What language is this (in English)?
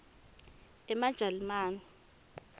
Swati